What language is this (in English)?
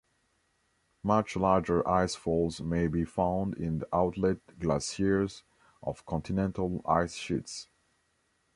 English